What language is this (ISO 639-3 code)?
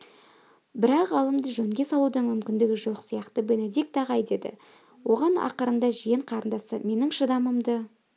kaz